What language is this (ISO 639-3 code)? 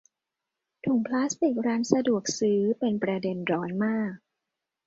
tha